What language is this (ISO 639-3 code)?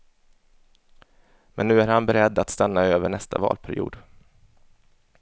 swe